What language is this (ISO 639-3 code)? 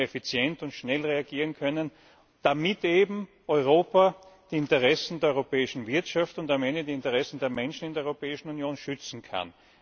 deu